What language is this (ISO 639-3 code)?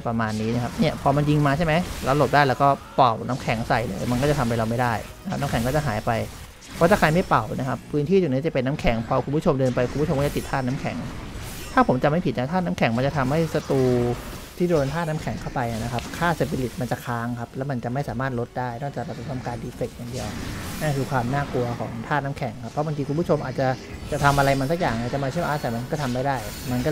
tha